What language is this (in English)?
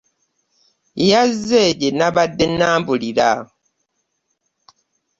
Ganda